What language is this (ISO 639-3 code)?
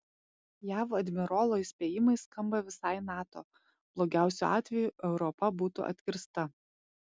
lit